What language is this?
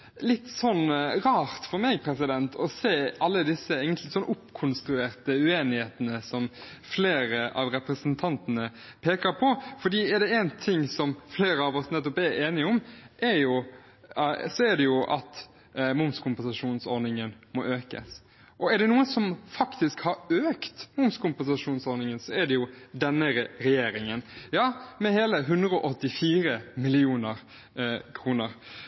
Norwegian Bokmål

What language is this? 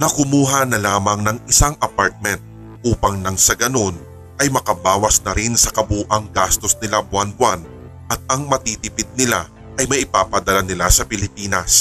Filipino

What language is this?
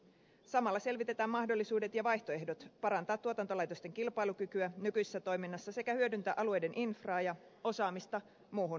Finnish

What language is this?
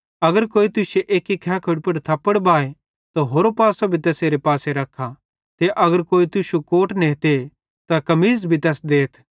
Bhadrawahi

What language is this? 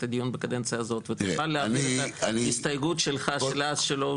Hebrew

